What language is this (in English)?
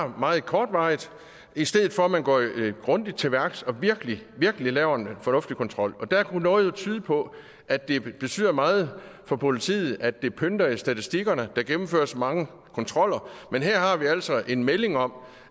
Danish